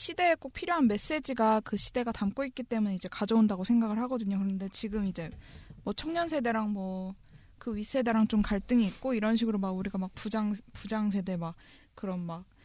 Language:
Korean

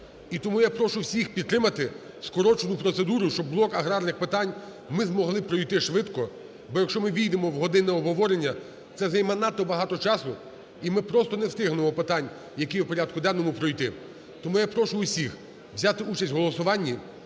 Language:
Ukrainian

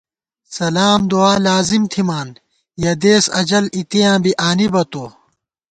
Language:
Gawar-Bati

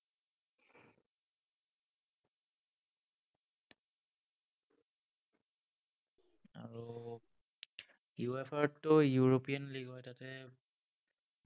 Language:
Assamese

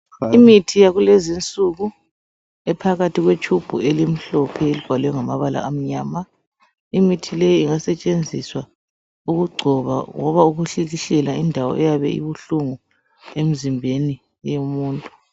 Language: North Ndebele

